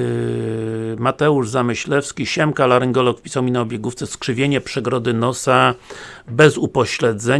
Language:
Polish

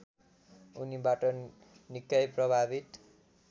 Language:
Nepali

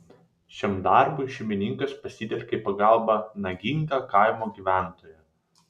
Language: Lithuanian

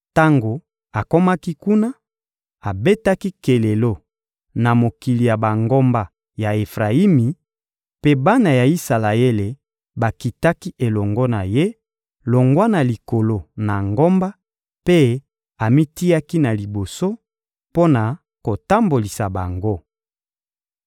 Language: Lingala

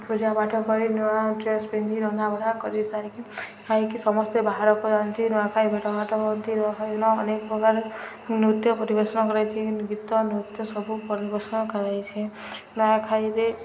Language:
Odia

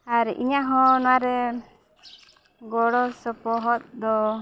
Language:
Santali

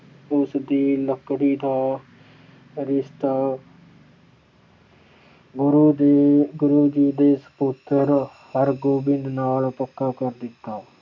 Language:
Punjabi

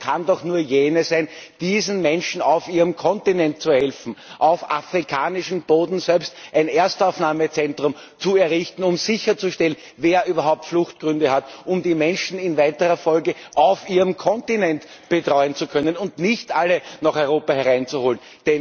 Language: German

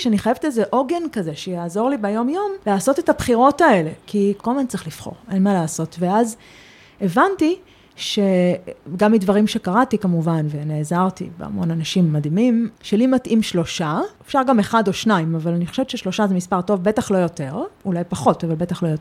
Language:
Hebrew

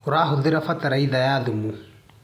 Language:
Kikuyu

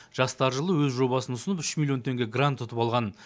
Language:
Kazakh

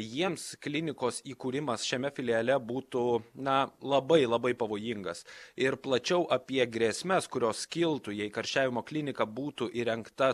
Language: Lithuanian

